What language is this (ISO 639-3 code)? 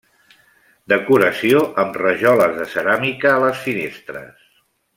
cat